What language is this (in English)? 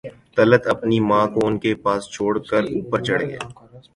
Urdu